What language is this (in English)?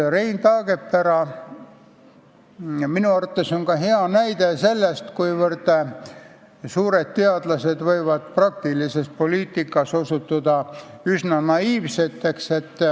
Estonian